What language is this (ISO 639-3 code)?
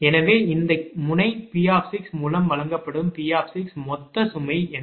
tam